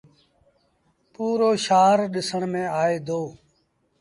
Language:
Sindhi Bhil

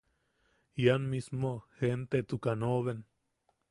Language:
Yaqui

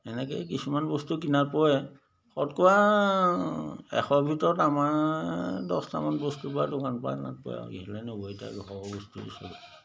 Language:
Assamese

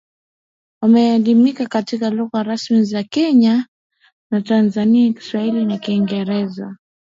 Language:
Swahili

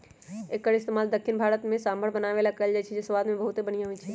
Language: Magahi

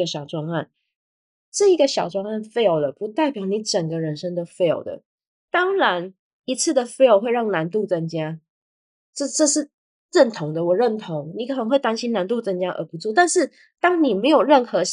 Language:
Chinese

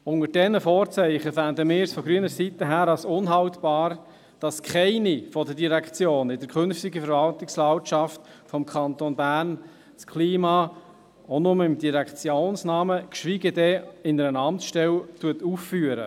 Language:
Swiss German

